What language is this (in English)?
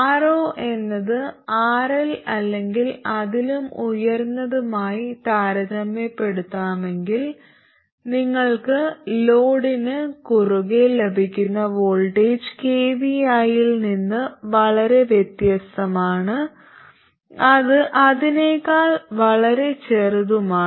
Malayalam